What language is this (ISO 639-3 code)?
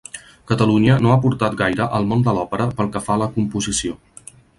cat